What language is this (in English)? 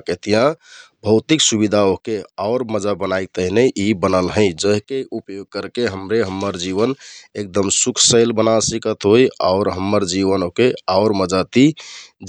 Kathoriya Tharu